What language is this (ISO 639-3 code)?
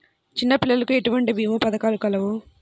tel